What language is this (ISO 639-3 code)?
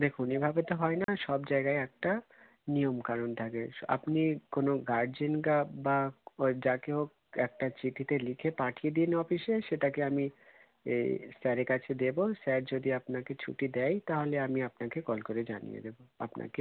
ben